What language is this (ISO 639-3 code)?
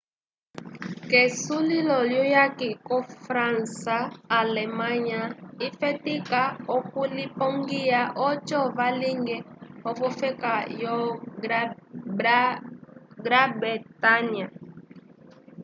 umb